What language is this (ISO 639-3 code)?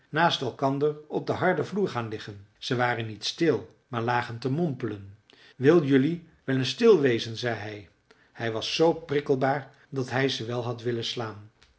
nld